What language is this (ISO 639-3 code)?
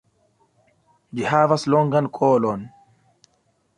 epo